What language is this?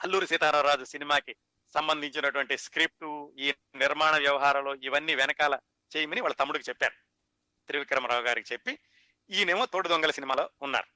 Telugu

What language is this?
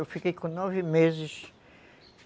Portuguese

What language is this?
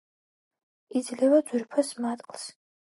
Georgian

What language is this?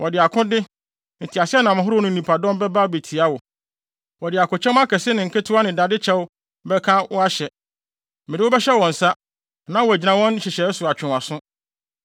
Akan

